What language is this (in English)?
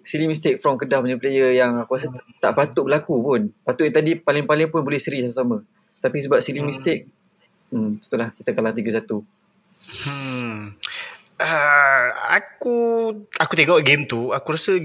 Malay